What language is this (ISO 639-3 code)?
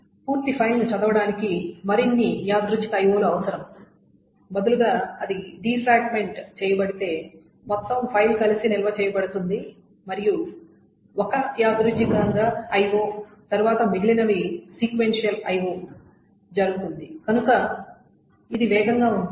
tel